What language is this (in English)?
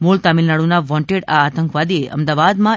Gujarati